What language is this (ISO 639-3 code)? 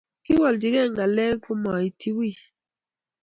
kln